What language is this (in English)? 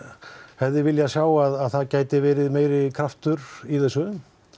Icelandic